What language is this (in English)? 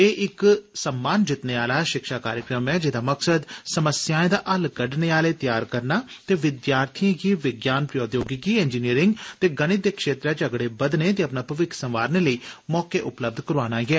Dogri